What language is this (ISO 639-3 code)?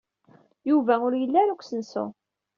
kab